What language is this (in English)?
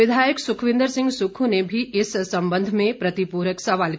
Hindi